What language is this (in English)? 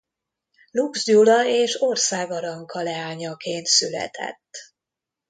Hungarian